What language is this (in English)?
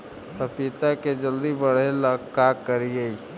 Magahi